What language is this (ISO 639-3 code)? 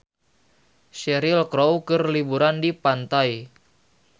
sun